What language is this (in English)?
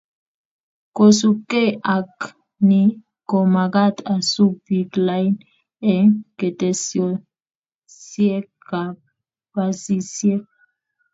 Kalenjin